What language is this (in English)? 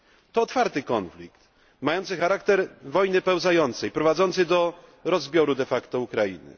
Polish